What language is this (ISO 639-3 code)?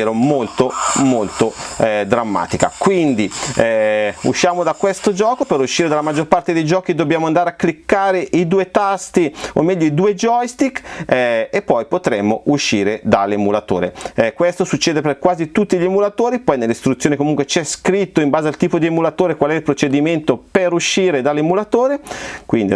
ita